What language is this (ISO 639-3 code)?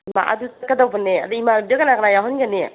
mni